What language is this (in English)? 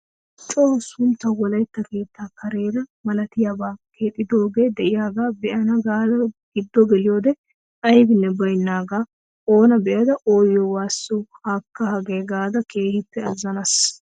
Wolaytta